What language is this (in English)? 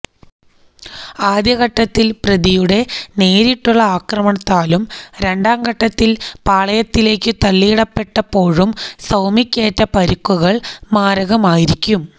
Malayalam